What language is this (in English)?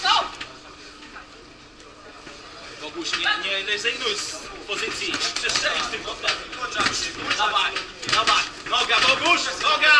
Polish